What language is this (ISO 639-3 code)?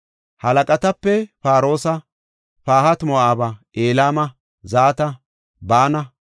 gof